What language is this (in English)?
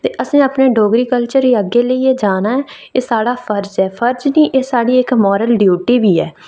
Dogri